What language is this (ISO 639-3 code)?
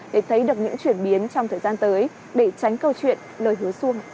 vie